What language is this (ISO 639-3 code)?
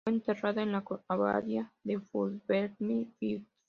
spa